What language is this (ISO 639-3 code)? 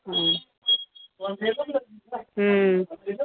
snd